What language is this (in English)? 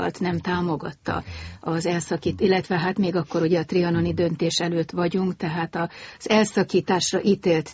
Hungarian